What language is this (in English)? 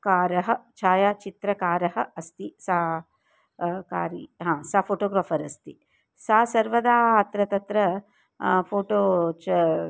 Sanskrit